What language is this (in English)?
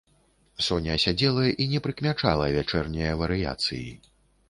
Belarusian